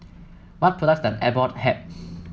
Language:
English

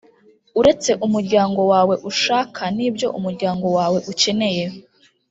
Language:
Kinyarwanda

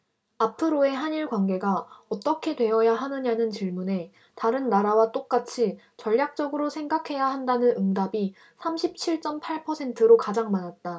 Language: Korean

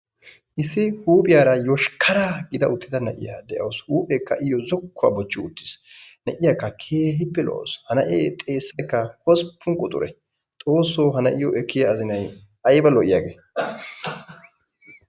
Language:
Wolaytta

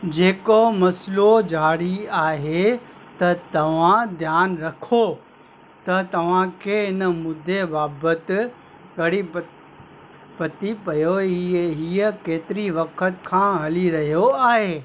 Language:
Sindhi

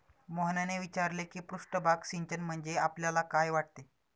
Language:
Marathi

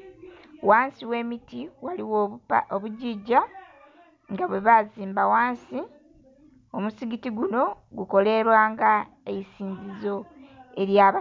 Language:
Soga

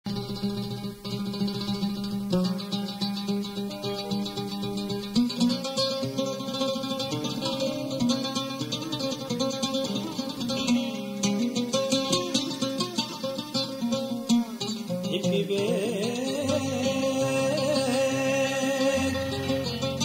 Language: Arabic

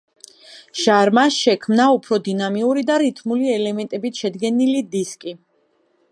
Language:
Georgian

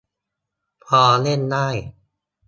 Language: Thai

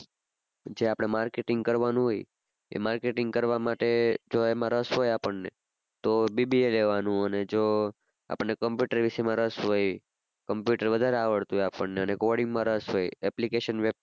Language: Gujarati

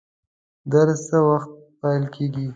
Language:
Pashto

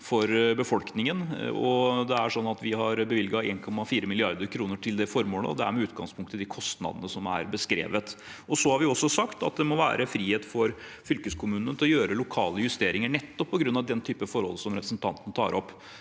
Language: Norwegian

